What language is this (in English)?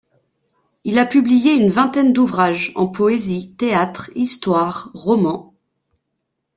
French